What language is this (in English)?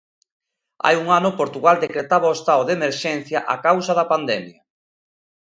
Galician